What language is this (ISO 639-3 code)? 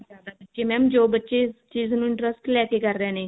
pan